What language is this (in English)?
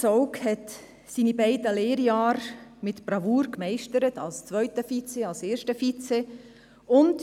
Swiss German